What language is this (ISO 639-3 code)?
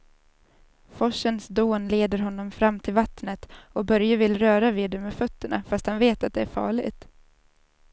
swe